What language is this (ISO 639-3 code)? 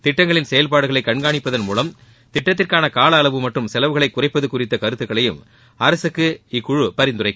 tam